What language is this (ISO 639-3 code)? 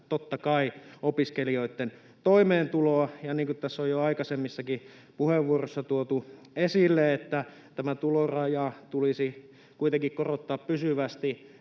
fin